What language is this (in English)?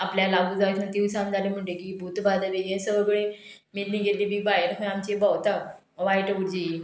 Konkani